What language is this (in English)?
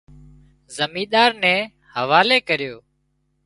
Wadiyara Koli